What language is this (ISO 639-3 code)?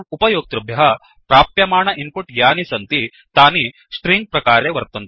san